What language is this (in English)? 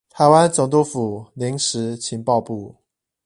Chinese